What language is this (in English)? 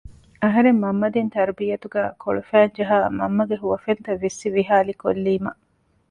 Divehi